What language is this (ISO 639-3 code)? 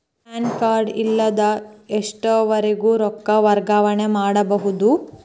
kan